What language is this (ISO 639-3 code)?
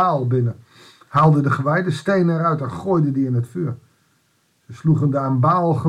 nld